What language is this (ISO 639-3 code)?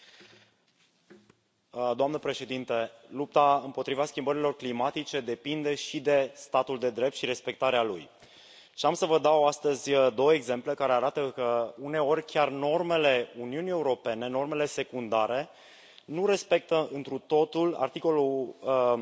ron